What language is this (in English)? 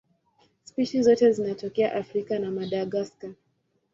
Swahili